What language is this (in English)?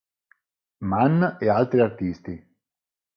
Italian